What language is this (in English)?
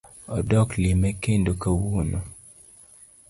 Luo (Kenya and Tanzania)